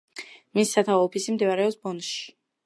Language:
Georgian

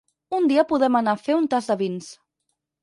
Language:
Catalan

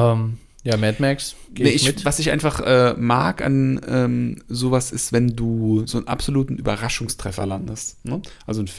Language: German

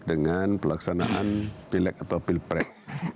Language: Indonesian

